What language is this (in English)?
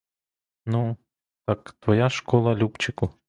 Ukrainian